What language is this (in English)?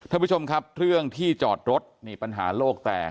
Thai